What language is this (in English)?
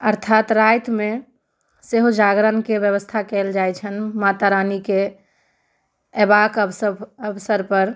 Maithili